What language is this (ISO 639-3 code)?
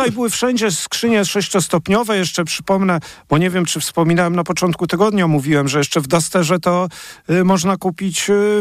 pol